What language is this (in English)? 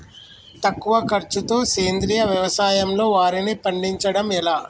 Telugu